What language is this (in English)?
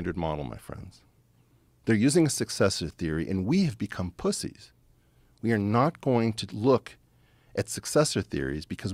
English